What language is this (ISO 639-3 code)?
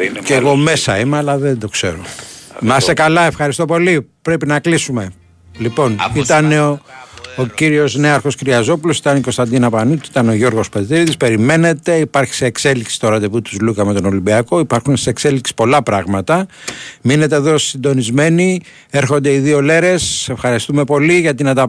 ell